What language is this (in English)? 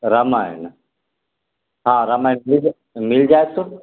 Maithili